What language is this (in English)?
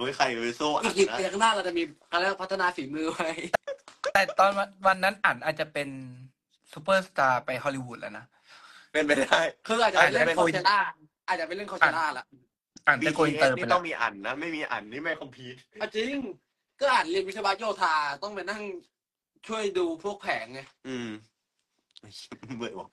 Thai